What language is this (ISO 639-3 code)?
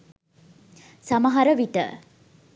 sin